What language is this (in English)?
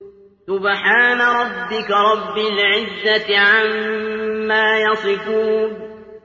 Arabic